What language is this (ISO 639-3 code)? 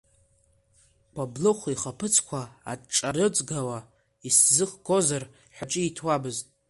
abk